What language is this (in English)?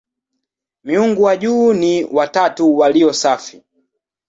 Swahili